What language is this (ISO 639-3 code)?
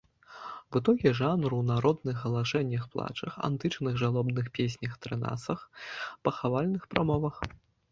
bel